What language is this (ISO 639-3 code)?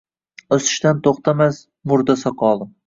uzb